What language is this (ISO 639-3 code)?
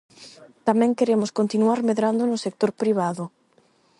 glg